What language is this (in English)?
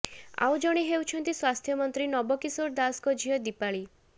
Odia